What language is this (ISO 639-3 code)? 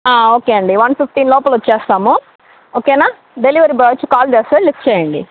tel